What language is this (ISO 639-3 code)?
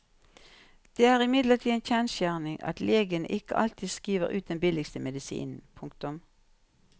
nor